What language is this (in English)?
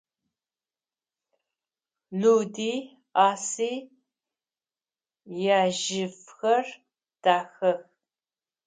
Adyghe